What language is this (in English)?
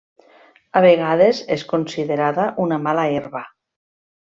Catalan